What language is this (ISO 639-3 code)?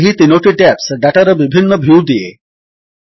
ori